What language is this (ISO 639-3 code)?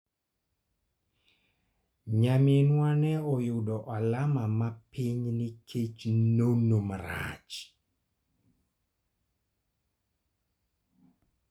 luo